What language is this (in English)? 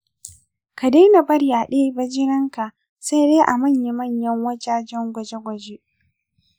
Hausa